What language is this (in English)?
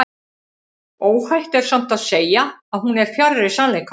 Icelandic